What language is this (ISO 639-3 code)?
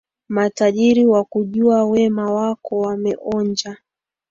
swa